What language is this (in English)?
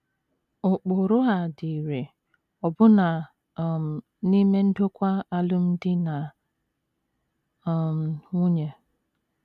Igbo